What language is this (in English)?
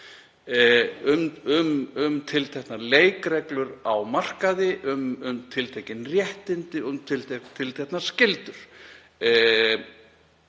Icelandic